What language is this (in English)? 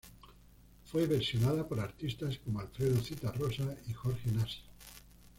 Spanish